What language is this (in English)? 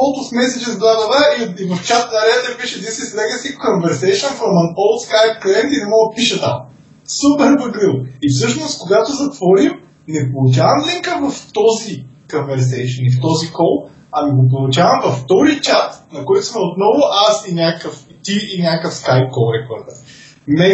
Bulgarian